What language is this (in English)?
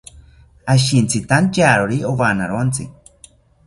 South Ucayali Ashéninka